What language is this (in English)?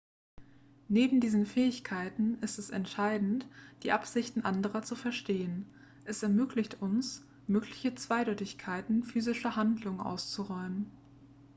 German